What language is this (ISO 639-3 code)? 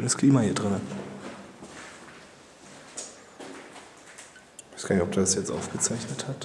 deu